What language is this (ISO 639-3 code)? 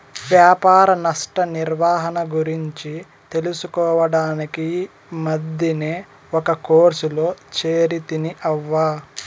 tel